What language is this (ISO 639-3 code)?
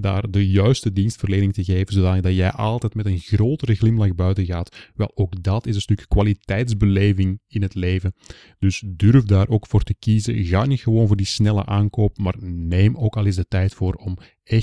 nld